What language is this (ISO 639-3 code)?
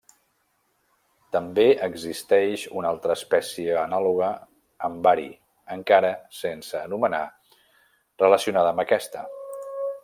cat